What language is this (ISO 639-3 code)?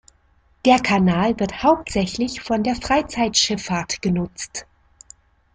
deu